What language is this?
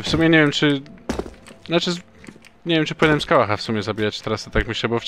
Polish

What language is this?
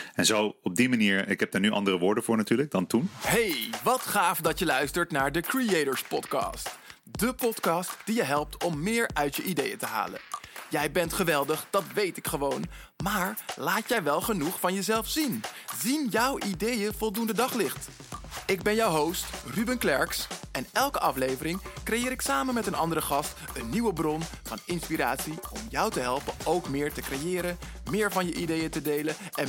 Dutch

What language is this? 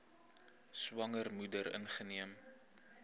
Afrikaans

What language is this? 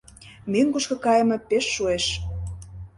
Mari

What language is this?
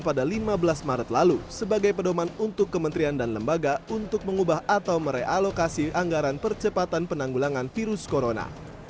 Indonesian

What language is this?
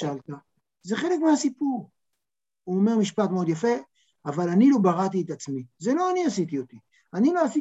Hebrew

